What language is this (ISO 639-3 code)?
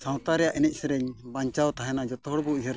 sat